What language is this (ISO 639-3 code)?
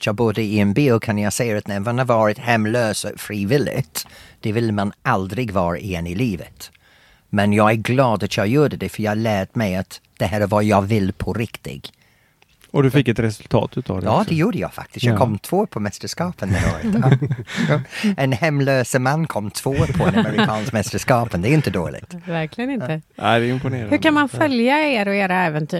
swe